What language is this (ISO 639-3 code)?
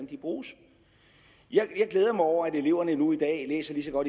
dan